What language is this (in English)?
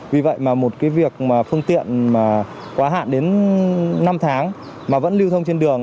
Vietnamese